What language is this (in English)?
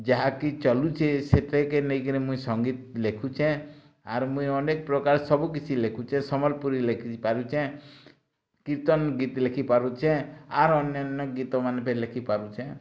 Odia